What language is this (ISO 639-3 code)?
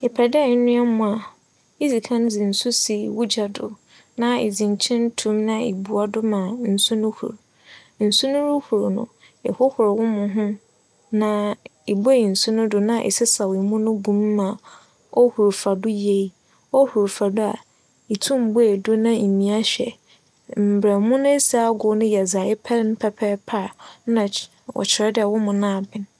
aka